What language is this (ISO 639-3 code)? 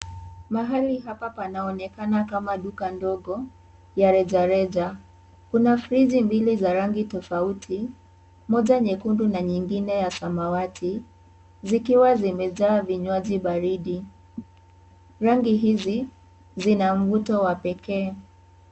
swa